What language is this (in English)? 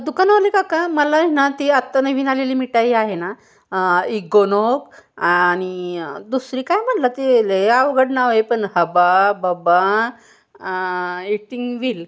Marathi